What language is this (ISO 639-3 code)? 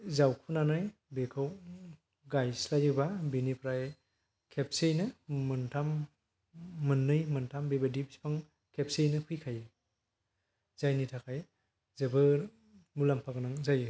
brx